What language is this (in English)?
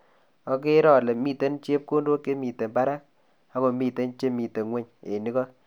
Kalenjin